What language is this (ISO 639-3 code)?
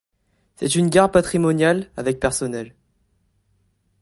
fra